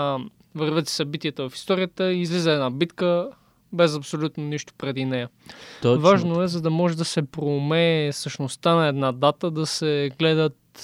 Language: Bulgarian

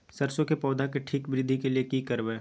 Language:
Maithili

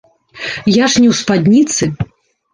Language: Belarusian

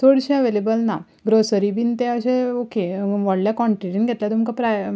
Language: Konkani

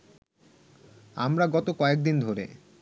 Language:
Bangla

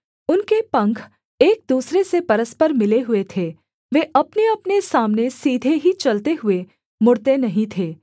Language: Hindi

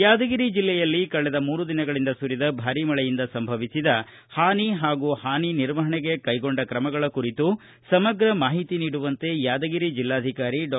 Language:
Kannada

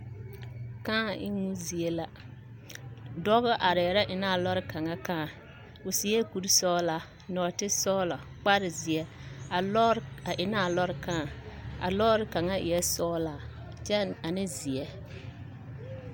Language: Southern Dagaare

